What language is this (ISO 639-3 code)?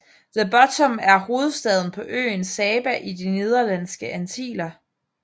dan